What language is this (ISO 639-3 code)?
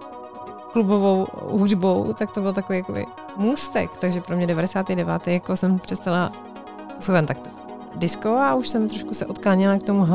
ces